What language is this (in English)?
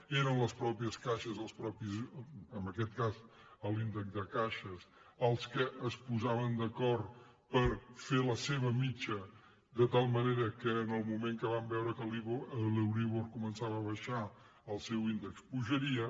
Catalan